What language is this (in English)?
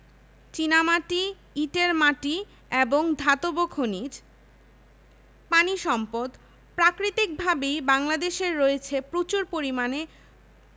Bangla